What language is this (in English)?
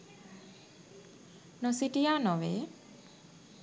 Sinhala